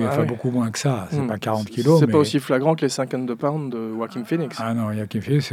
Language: French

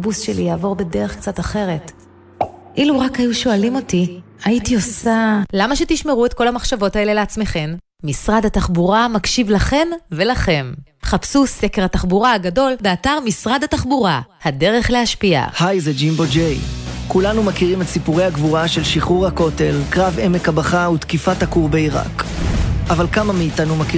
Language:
Hebrew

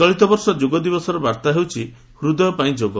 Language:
Odia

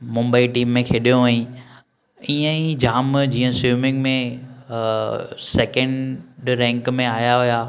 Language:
Sindhi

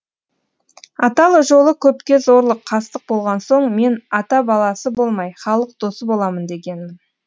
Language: Kazakh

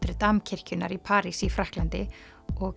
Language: Icelandic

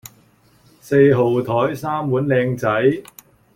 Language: Cantonese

